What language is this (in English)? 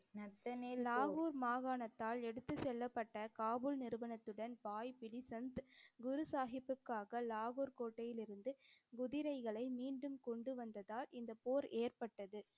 Tamil